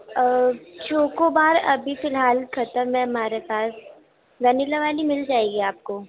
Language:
Urdu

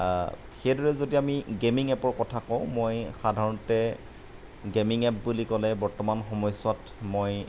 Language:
Assamese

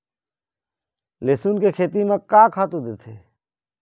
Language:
Chhattisgarhi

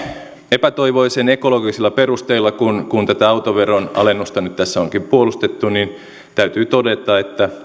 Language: Finnish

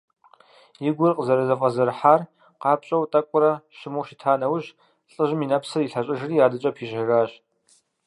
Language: Kabardian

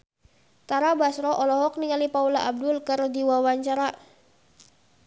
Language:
Sundanese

